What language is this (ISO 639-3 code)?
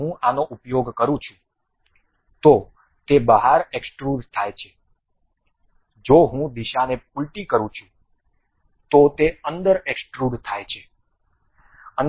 guj